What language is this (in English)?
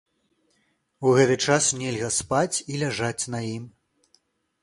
Belarusian